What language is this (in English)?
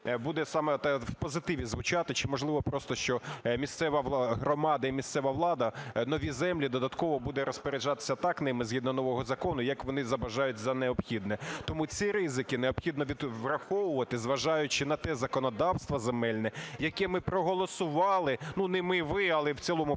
Ukrainian